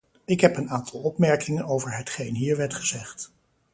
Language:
Dutch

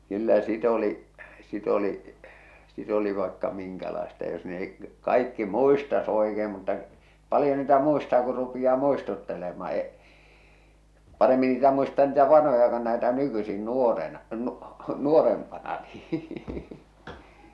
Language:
Finnish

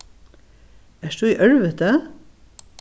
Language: Faroese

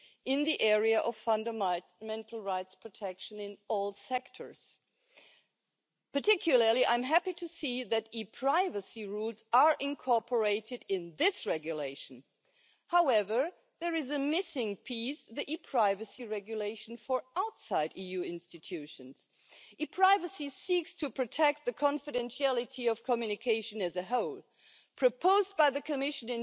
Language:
English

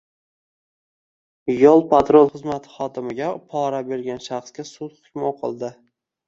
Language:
Uzbek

